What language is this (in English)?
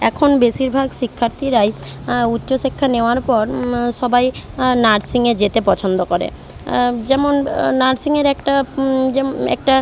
Bangla